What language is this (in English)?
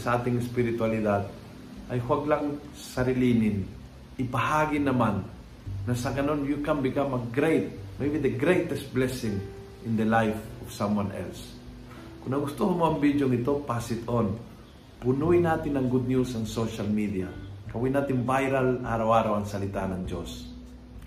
Filipino